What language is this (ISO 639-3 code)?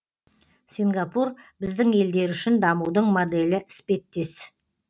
kaz